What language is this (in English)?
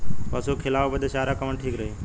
Bhojpuri